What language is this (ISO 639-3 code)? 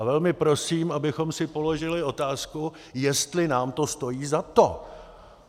ces